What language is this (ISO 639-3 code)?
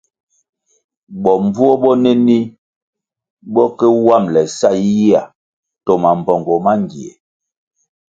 nmg